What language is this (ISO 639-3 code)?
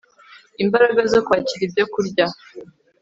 kin